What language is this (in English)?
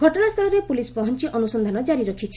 Odia